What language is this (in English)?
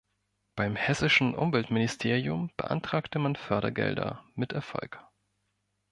German